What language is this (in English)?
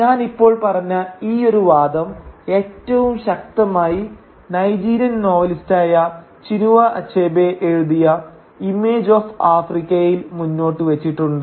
Malayalam